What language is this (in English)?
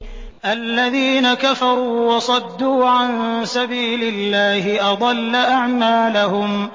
Arabic